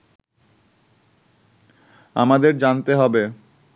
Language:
Bangla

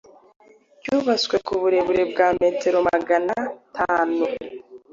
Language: Kinyarwanda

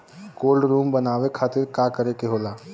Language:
Bhojpuri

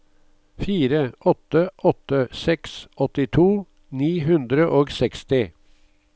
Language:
Norwegian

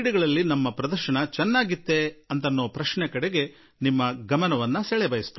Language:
Kannada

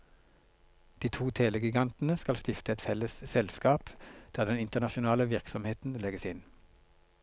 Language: Norwegian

